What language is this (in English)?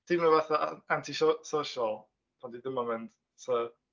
Welsh